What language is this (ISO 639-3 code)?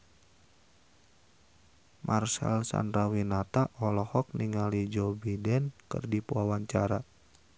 sun